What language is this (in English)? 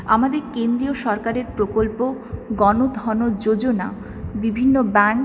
Bangla